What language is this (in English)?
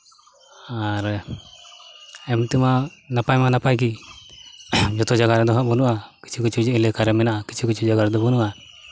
Santali